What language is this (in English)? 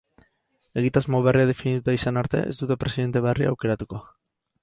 Basque